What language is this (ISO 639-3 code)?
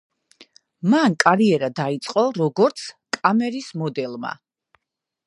kat